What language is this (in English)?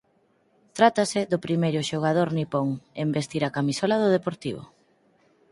Galician